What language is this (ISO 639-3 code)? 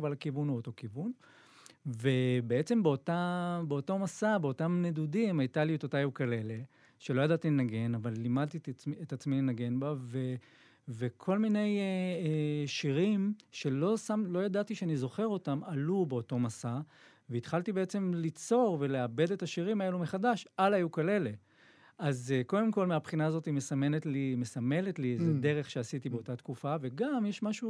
heb